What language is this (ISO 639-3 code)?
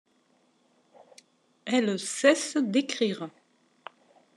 fra